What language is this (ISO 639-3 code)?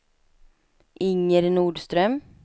swe